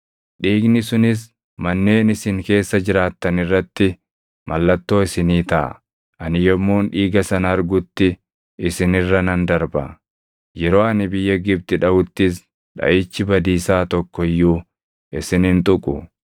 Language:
Oromo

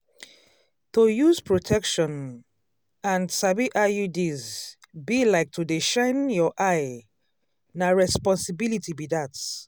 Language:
Nigerian Pidgin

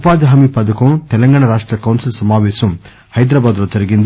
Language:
Telugu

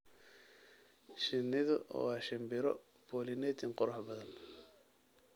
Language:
Somali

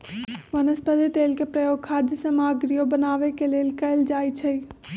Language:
Magahi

